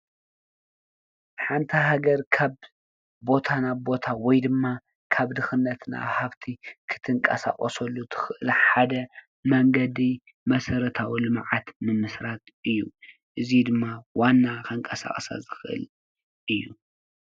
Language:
Tigrinya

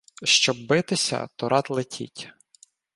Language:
Ukrainian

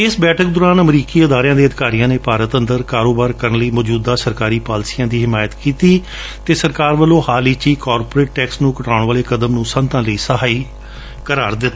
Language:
Punjabi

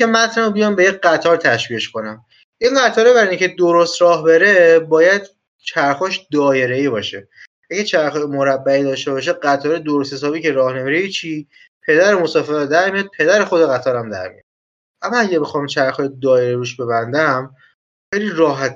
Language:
Persian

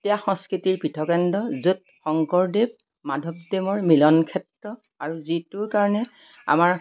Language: Assamese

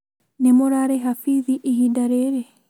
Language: Kikuyu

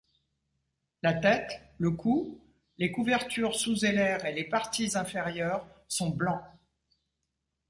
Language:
French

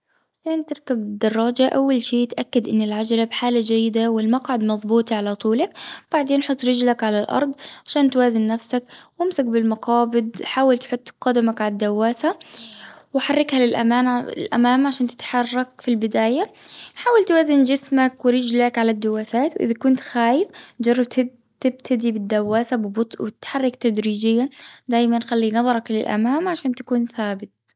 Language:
Gulf Arabic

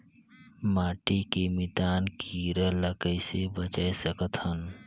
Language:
Chhattisgarhi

